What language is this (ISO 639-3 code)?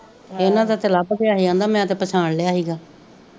pan